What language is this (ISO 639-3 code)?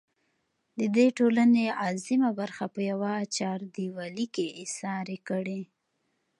pus